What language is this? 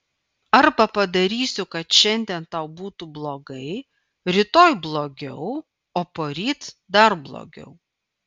Lithuanian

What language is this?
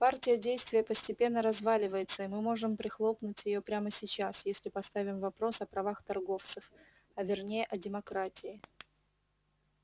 Russian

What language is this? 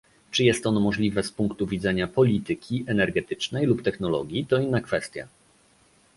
Polish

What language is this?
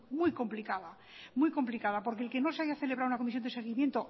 Spanish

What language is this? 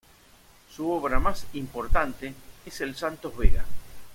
Spanish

